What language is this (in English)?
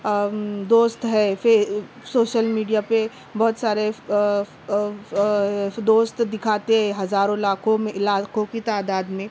Urdu